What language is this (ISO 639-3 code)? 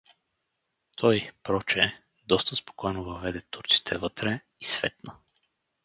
bul